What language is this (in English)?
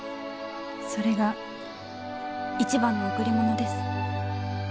Japanese